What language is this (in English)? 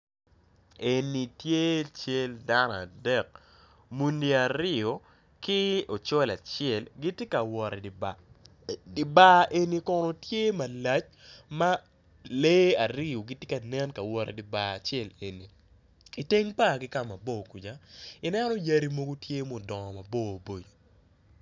Acoli